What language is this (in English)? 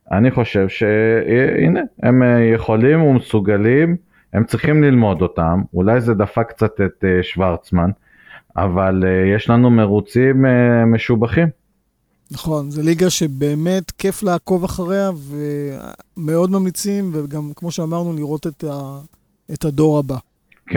Hebrew